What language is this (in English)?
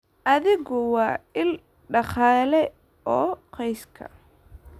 Somali